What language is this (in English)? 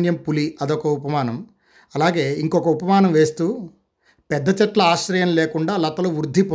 Telugu